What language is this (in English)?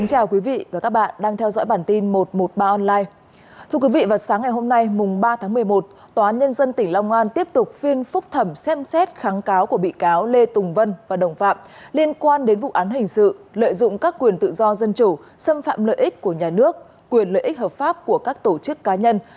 Vietnamese